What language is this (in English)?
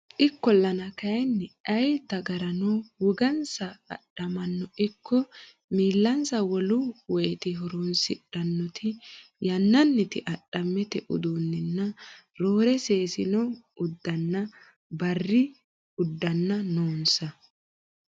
Sidamo